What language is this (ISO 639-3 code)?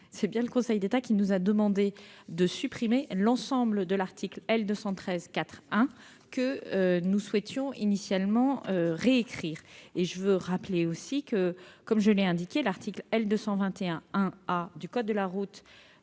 fra